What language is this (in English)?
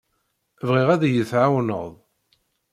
Kabyle